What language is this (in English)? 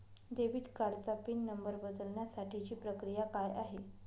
Marathi